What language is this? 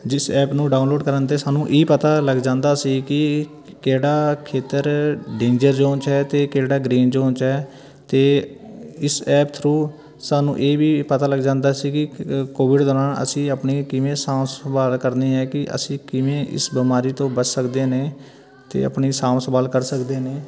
Punjabi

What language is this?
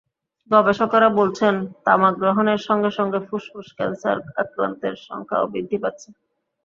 Bangla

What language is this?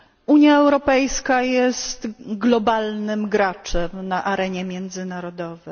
Polish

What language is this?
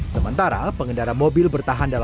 Indonesian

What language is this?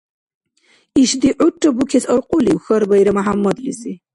Dargwa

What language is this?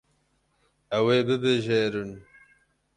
Kurdish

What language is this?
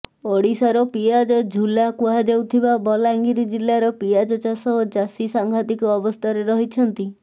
Odia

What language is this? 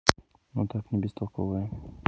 Russian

